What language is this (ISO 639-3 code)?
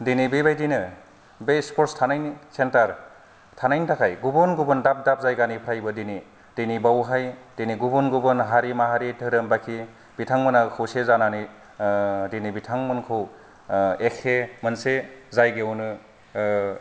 brx